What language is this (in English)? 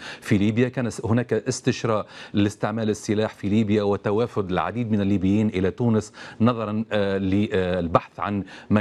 Arabic